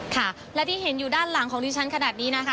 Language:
Thai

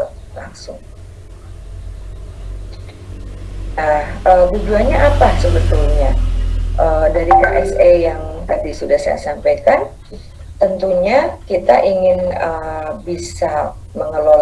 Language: Indonesian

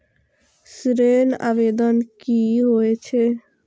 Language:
Maithili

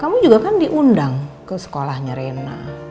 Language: Indonesian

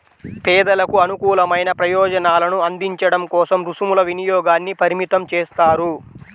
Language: Telugu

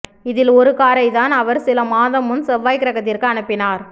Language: Tamil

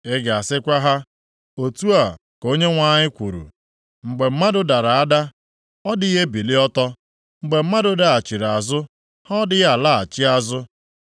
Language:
Igbo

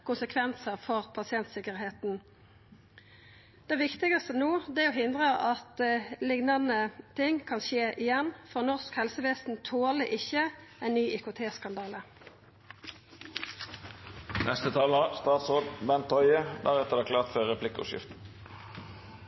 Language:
Norwegian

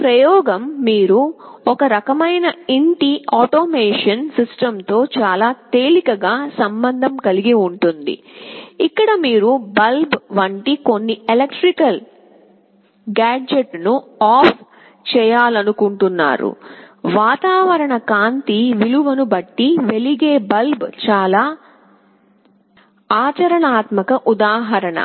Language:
Telugu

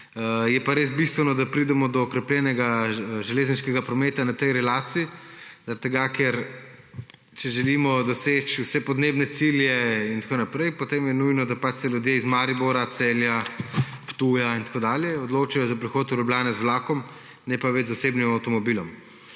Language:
Slovenian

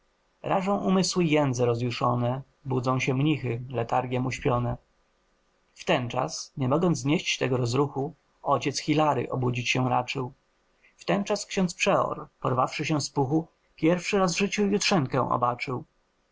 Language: Polish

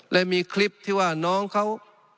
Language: Thai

